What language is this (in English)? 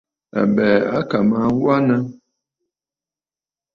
Bafut